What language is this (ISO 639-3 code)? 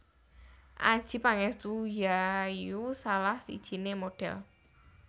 jav